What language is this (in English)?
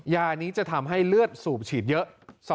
Thai